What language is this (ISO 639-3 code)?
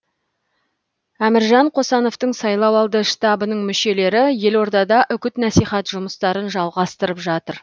kaz